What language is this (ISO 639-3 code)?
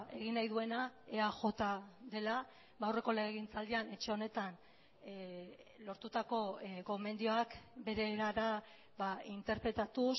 eus